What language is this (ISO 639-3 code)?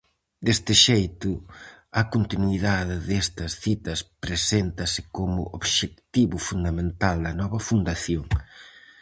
glg